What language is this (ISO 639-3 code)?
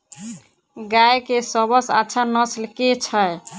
mai